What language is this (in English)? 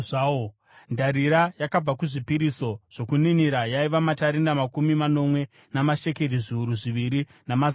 Shona